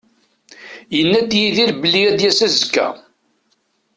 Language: Kabyle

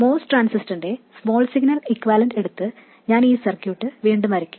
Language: Malayalam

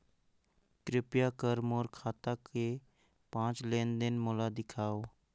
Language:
Chhattisgarhi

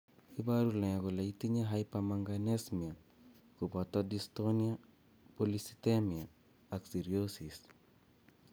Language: Kalenjin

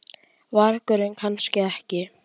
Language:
Icelandic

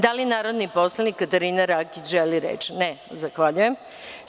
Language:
Serbian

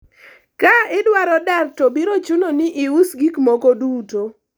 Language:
Luo (Kenya and Tanzania)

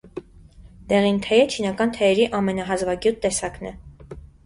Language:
Armenian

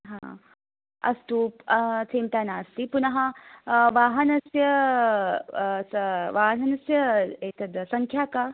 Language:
Sanskrit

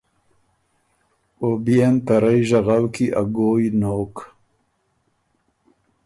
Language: Ormuri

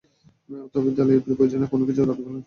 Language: Bangla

